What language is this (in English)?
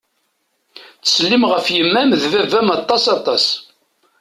Kabyle